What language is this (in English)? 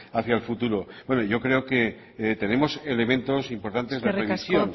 Spanish